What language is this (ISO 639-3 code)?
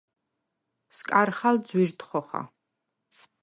sva